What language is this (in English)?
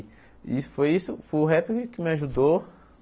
Portuguese